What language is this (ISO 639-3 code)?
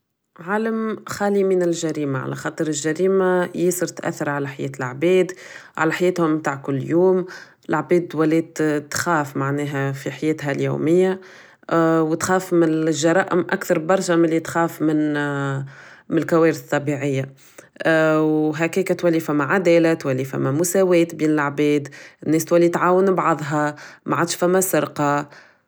aeb